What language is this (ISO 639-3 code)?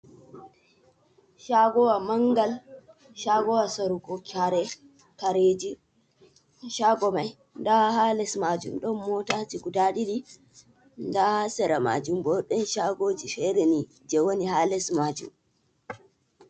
ful